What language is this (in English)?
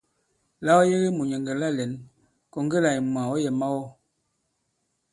Bankon